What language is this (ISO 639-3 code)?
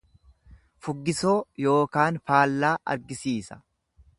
orm